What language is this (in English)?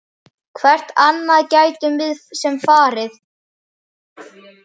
Icelandic